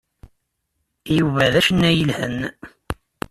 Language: Kabyle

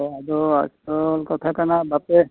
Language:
Santali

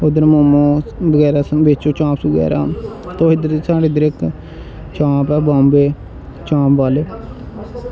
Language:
Dogri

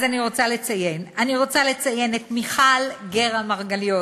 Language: Hebrew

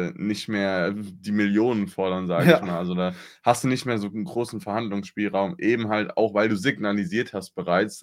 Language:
German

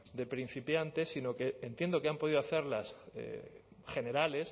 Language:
Spanish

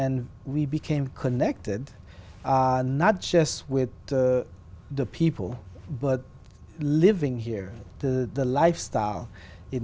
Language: Vietnamese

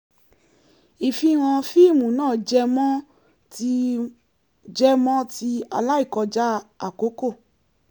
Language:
Yoruba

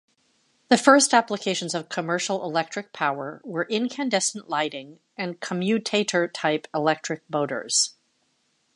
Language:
English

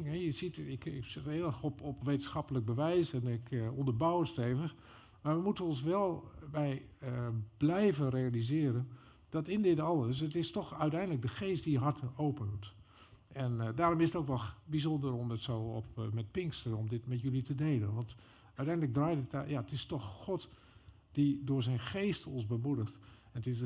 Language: Dutch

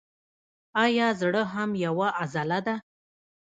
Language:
Pashto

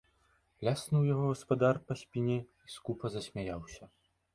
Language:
Belarusian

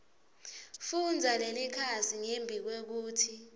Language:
Swati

